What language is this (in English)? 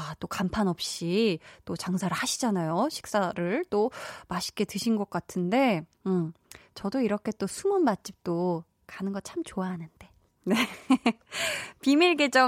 Korean